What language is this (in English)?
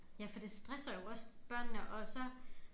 Danish